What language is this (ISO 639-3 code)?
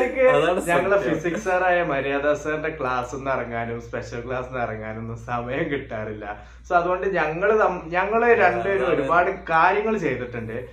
mal